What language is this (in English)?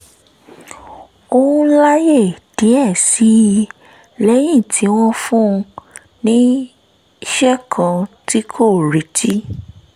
Yoruba